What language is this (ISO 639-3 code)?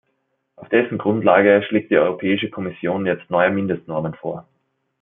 deu